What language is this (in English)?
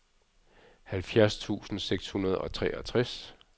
Danish